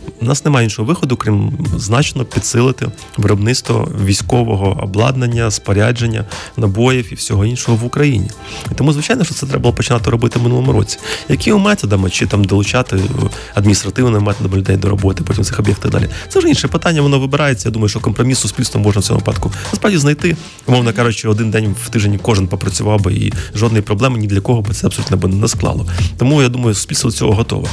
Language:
Ukrainian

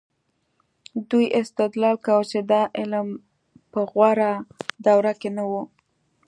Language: Pashto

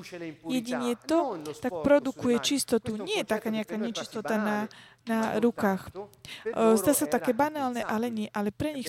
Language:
Slovak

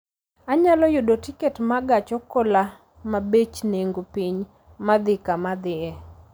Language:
Luo (Kenya and Tanzania)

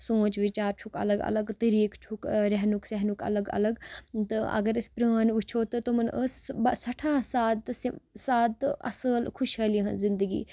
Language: Kashmiri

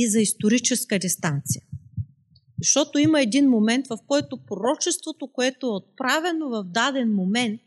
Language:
Bulgarian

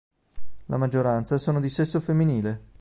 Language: Italian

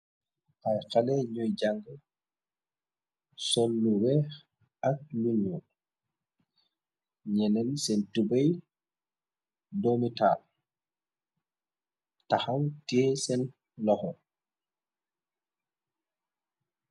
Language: Wolof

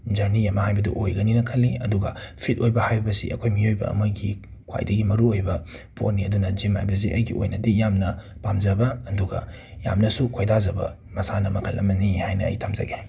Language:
Manipuri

